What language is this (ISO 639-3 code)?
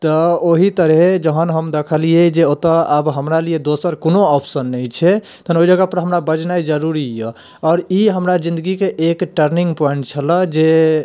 mai